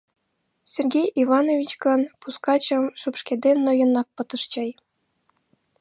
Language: Mari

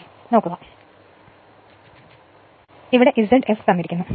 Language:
Malayalam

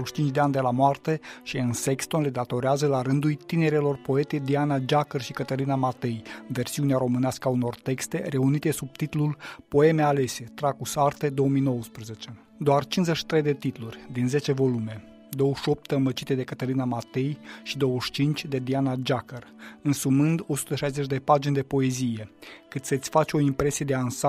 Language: Romanian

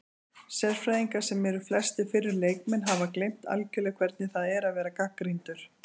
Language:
Icelandic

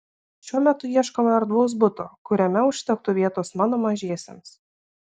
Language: Lithuanian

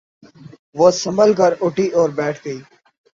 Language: Urdu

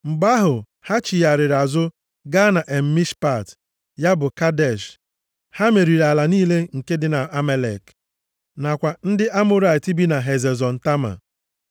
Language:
Igbo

